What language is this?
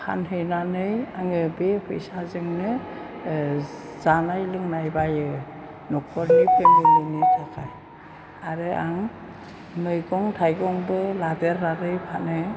Bodo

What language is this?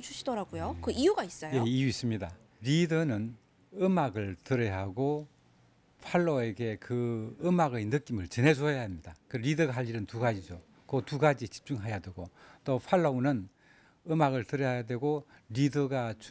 Korean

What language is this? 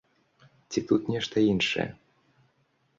Belarusian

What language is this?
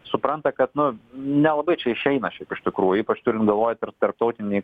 Lithuanian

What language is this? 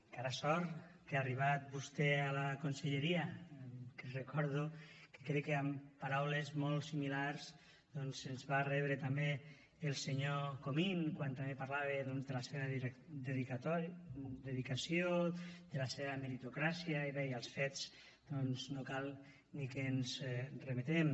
Catalan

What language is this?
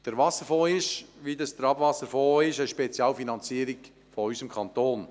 Swiss German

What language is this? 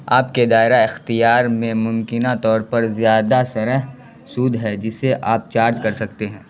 Urdu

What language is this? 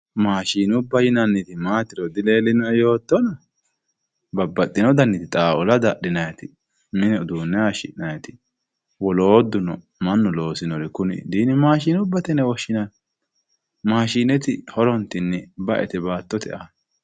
Sidamo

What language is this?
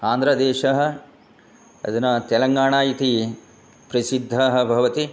Sanskrit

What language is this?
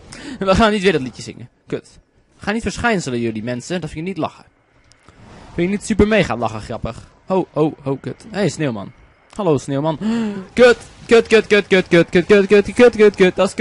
Dutch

